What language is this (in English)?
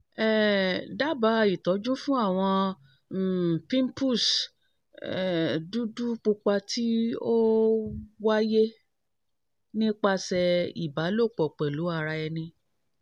Yoruba